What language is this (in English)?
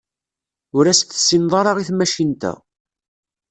Kabyle